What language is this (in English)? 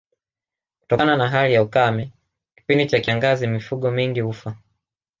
Swahili